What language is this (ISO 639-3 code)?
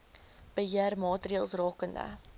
afr